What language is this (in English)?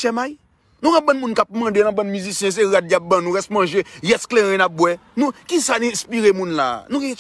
French